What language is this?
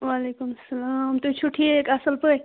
Kashmiri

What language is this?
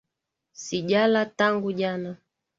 Swahili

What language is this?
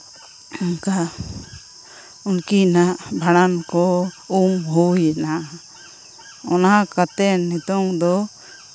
Santali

